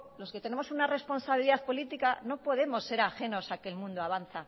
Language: Spanish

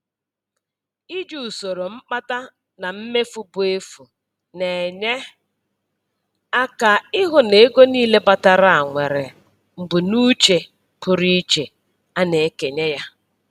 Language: Igbo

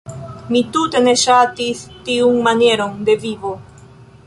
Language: Esperanto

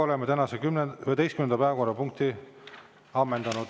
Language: Estonian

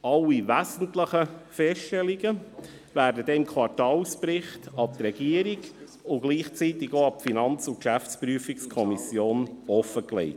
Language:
Swiss German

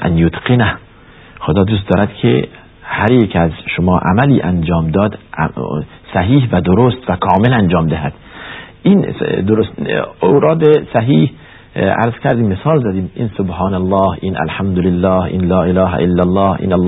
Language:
Persian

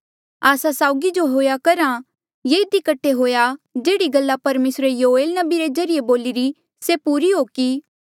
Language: Mandeali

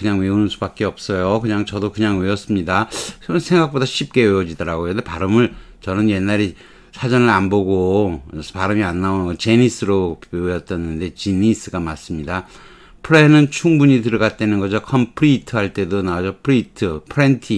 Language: Korean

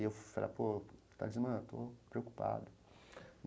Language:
Portuguese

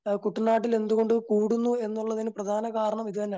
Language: Malayalam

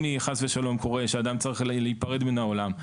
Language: Hebrew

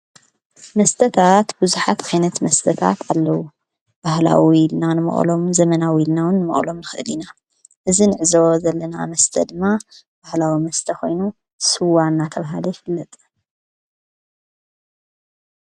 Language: Tigrinya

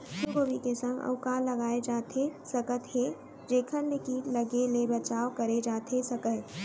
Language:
Chhattisgarhi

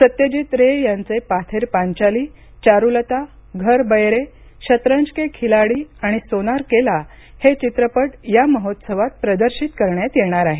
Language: Marathi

